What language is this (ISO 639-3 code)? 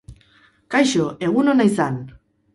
eus